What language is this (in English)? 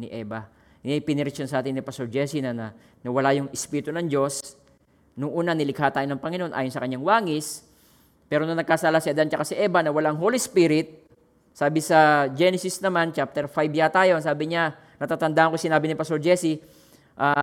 Filipino